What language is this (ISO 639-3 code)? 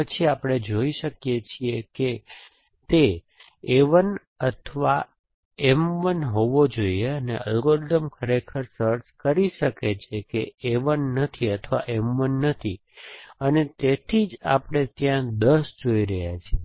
guj